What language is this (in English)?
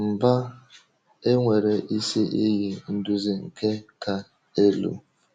Igbo